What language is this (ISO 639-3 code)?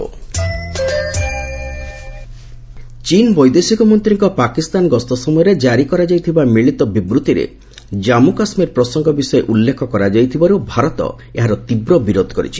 ori